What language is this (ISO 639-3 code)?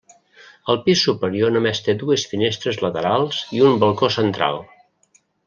cat